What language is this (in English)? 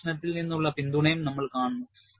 Malayalam